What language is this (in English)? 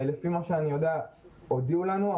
Hebrew